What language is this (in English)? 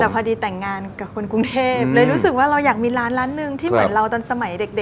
Thai